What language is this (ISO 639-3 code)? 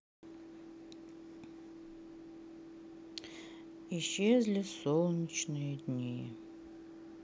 rus